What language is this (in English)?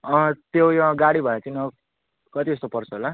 Nepali